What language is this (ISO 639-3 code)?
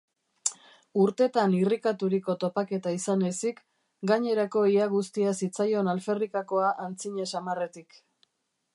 eus